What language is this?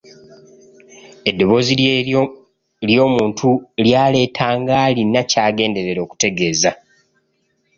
Ganda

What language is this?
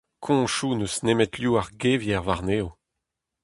Breton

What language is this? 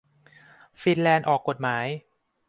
Thai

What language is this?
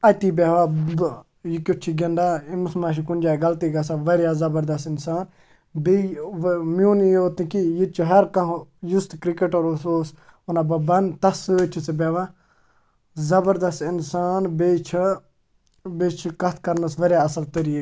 Kashmiri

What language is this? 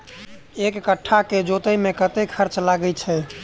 Maithili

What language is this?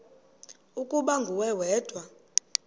Xhosa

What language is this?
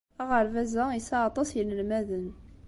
Kabyle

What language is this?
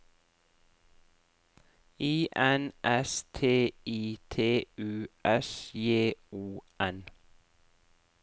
Norwegian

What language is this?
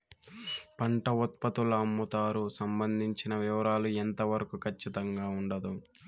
Telugu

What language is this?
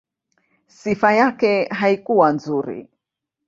Swahili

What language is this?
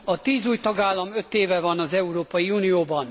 Hungarian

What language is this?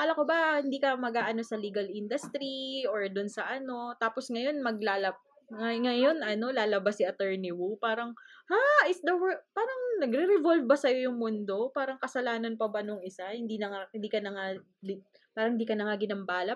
Filipino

